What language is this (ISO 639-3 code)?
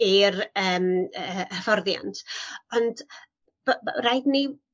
cym